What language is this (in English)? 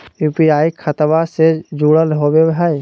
Magahi